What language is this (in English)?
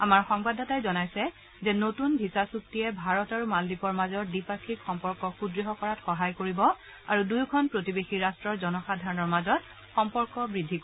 Assamese